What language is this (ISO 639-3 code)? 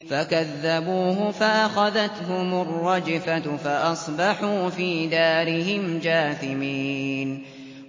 ara